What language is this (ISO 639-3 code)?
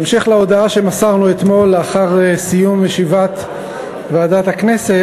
heb